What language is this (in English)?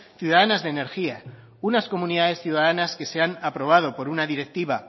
Spanish